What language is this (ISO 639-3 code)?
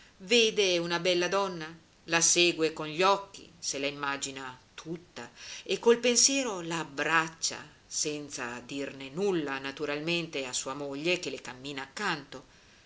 ita